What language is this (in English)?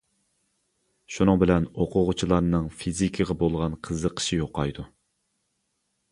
Uyghur